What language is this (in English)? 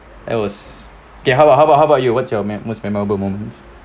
English